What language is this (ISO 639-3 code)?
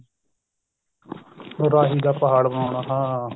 pan